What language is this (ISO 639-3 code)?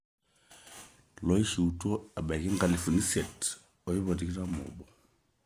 mas